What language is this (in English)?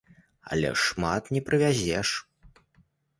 Belarusian